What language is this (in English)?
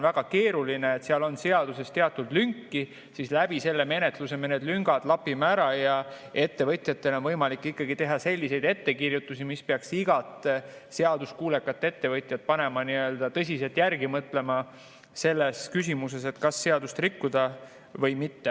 Estonian